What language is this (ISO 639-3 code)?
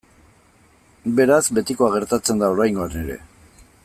eus